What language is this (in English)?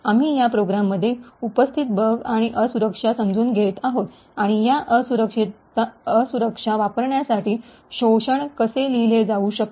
Marathi